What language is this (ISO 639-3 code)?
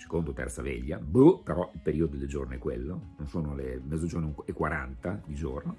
ita